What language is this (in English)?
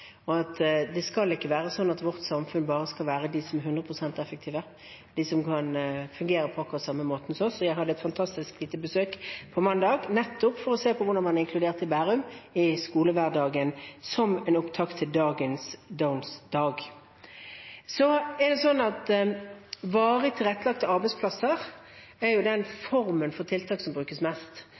Norwegian Bokmål